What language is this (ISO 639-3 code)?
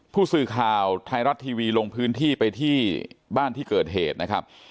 tha